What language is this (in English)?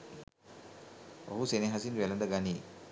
Sinhala